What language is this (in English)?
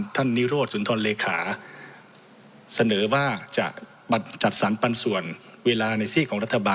Thai